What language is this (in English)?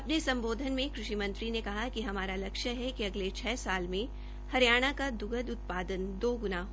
Hindi